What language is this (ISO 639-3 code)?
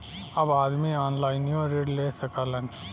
bho